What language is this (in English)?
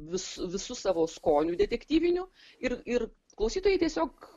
Lithuanian